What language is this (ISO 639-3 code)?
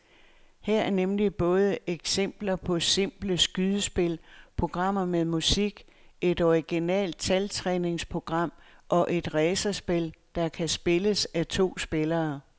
dan